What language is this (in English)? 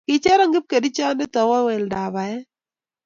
Kalenjin